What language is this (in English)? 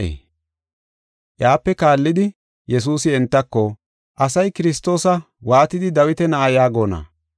Gofa